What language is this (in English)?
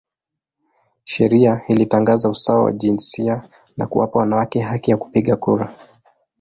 Swahili